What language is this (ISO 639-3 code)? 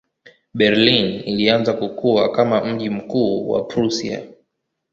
swa